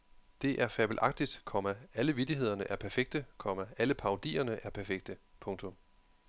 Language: Danish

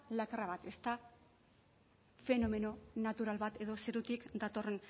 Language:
Basque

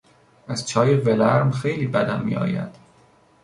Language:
Persian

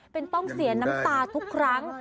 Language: Thai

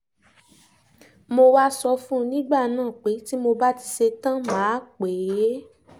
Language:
Yoruba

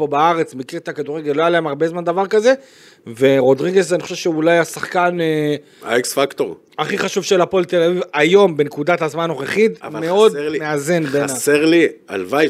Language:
Hebrew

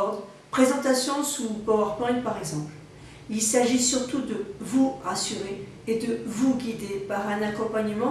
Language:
French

